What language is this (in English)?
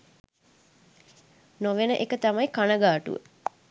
Sinhala